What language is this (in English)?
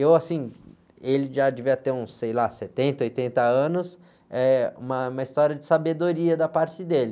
Portuguese